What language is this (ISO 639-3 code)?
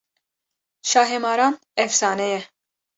kur